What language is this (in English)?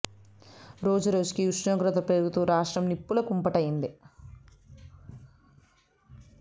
Telugu